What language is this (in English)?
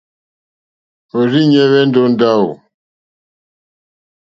Mokpwe